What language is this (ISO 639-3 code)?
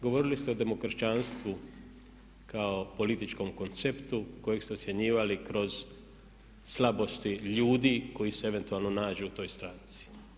hrv